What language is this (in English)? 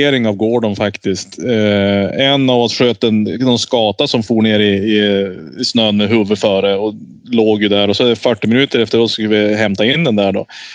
Swedish